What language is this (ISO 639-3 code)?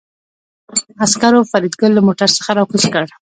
pus